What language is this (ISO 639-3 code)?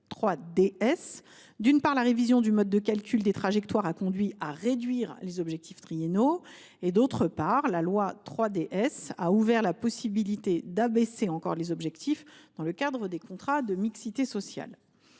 fra